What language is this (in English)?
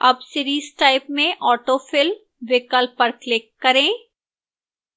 Hindi